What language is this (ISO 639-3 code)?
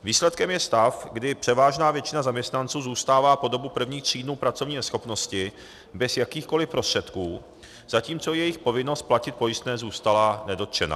ces